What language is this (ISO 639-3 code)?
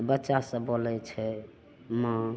mai